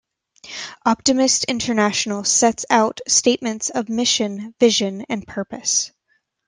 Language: English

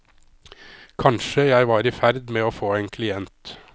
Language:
Norwegian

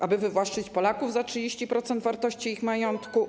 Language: Polish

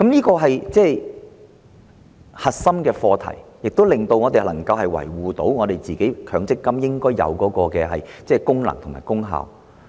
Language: Cantonese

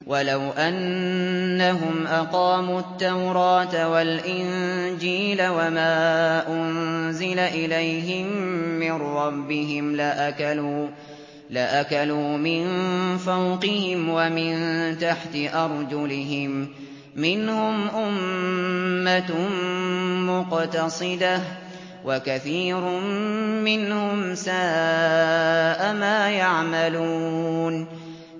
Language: Arabic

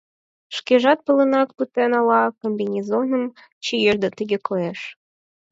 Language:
Mari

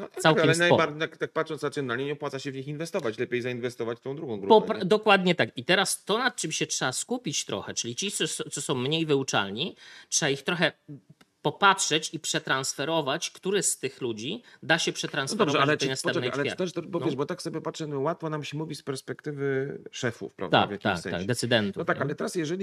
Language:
Polish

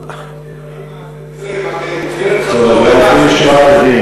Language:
Hebrew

